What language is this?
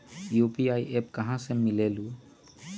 Magahi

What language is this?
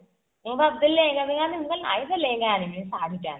Odia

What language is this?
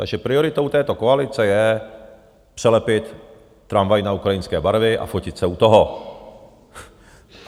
Czech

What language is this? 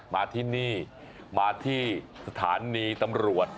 Thai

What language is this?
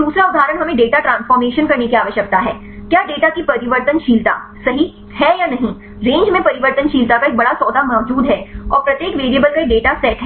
Hindi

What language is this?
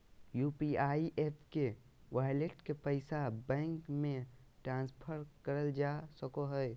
Magahi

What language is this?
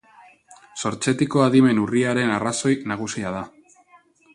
Basque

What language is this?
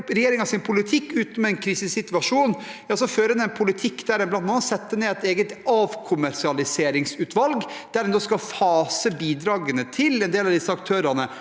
Norwegian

